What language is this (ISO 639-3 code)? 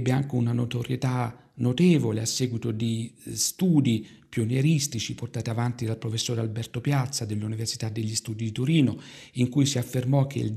ita